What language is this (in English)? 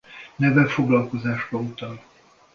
Hungarian